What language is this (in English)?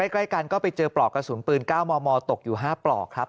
Thai